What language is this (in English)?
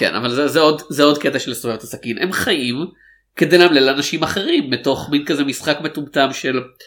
Hebrew